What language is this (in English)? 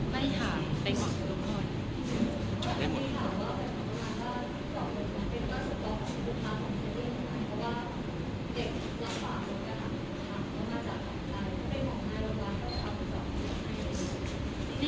Thai